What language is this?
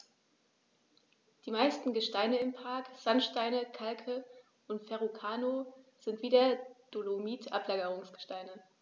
German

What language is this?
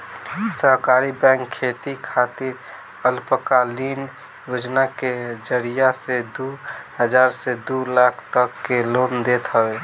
Bhojpuri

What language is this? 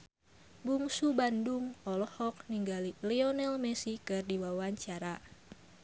Sundanese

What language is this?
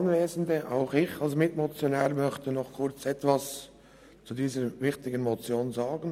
Swiss German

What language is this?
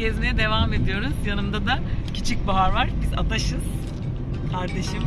Turkish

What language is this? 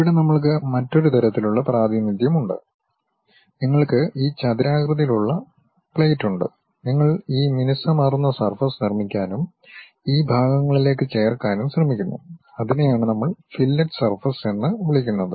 Malayalam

